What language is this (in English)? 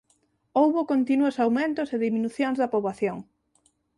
Galician